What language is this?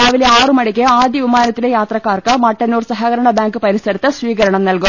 Malayalam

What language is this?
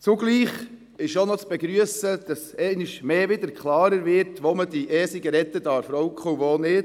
Swiss German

